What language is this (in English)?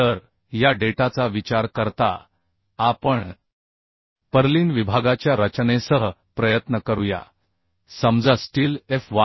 Marathi